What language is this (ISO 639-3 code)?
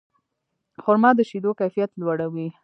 pus